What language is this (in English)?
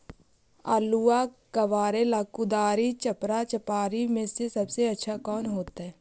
Magahi